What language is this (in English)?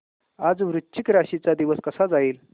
Marathi